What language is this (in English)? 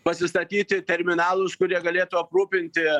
Lithuanian